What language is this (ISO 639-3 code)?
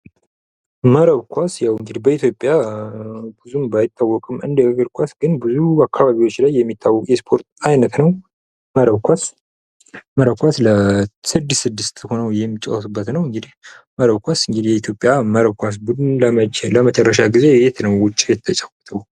amh